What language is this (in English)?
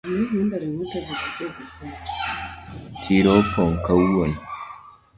Luo (Kenya and Tanzania)